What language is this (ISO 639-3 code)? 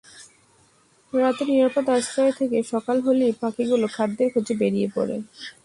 ben